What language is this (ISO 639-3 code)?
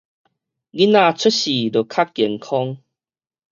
nan